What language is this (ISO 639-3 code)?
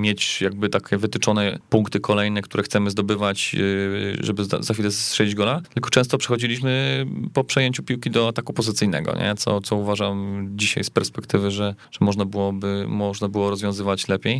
pol